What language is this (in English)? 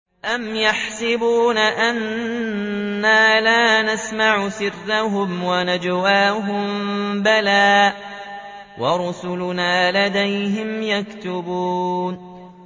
Arabic